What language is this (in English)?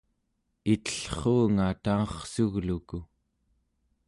Central Yupik